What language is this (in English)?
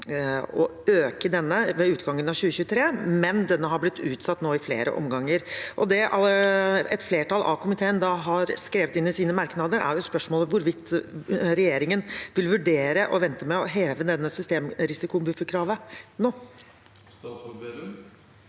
Norwegian